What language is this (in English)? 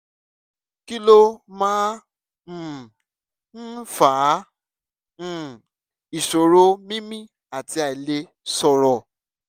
Yoruba